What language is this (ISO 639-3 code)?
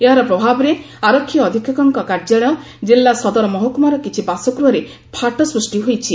ori